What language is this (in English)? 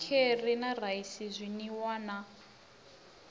Venda